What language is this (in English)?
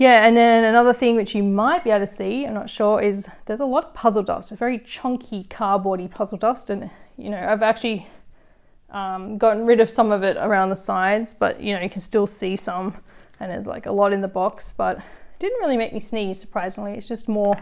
English